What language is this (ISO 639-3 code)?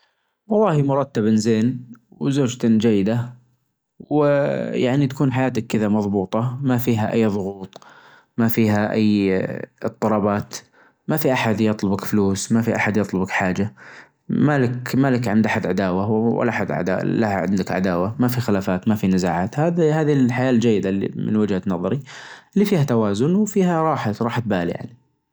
ars